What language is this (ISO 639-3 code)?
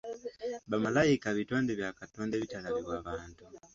lug